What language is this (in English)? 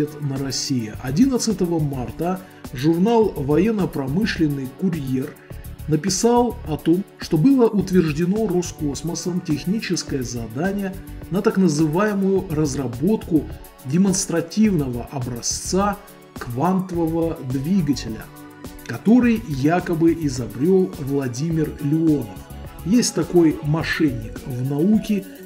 Russian